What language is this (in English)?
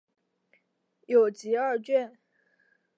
Chinese